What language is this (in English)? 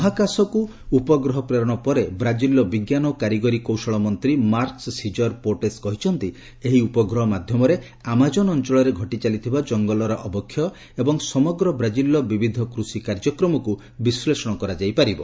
Odia